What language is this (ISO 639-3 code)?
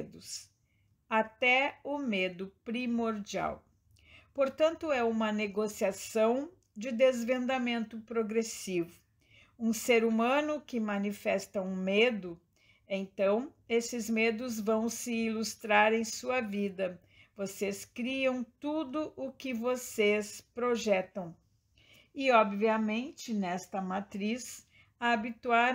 por